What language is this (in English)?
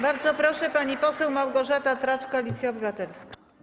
Polish